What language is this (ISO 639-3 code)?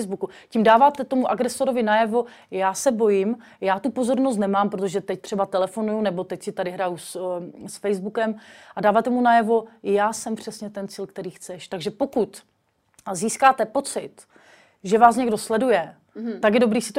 ces